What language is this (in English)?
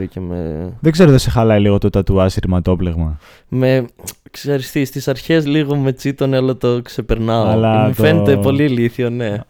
Greek